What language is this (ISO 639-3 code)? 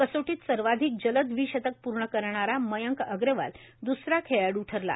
mar